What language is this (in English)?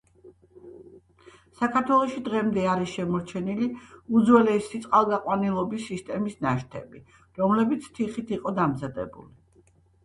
Georgian